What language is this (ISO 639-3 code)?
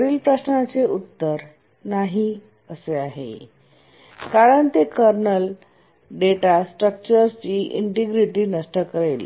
mar